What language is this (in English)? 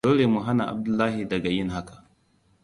Hausa